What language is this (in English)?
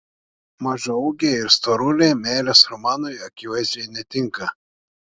Lithuanian